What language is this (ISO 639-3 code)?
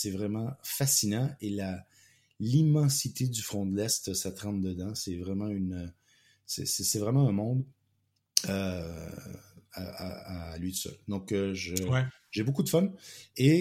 fra